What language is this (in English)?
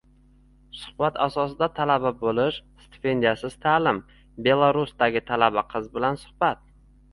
Uzbek